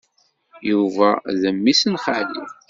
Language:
Kabyle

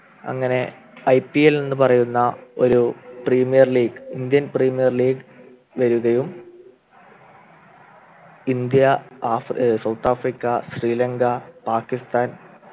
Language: Malayalam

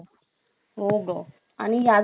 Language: Marathi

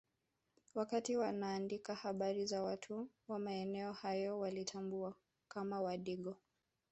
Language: Swahili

